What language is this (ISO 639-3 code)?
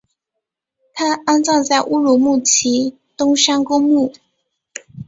zho